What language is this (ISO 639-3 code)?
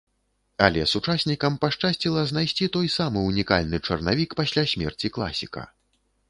bel